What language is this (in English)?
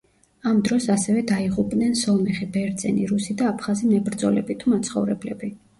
Georgian